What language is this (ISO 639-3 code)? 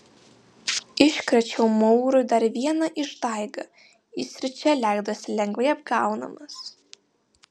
lit